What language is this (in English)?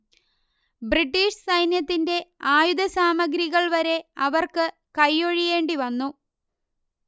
Malayalam